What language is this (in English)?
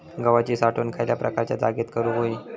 Marathi